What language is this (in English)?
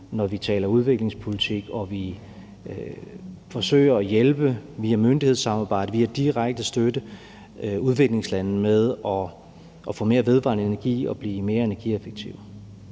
Danish